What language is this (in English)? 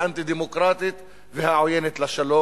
Hebrew